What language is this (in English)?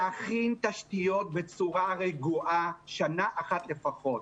Hebrew